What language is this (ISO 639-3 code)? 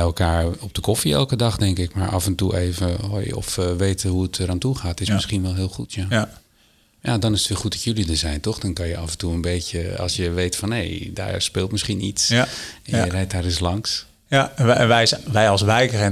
nld